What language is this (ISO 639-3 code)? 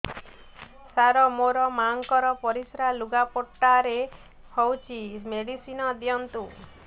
ori